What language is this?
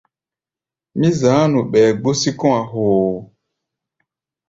Gbaya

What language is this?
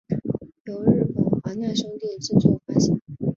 Chinese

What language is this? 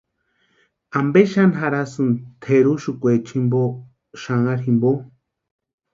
Western Highland Purepecha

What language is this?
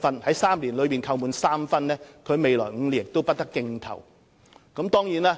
Cantonese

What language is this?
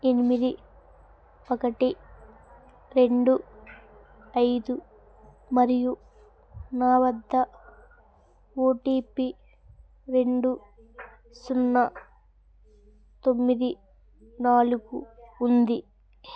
Telugu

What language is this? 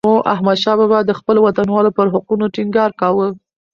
Pashto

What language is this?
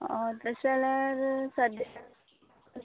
Konkani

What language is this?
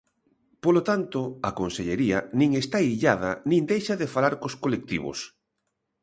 Galician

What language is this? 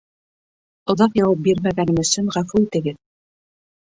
Bashkir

